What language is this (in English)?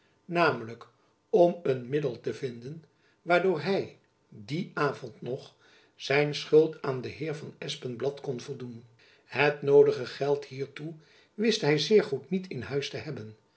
Dutch